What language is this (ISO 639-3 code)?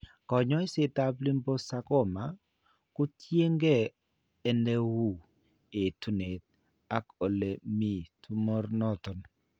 kln